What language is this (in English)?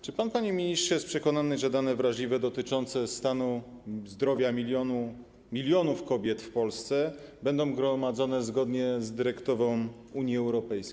Polish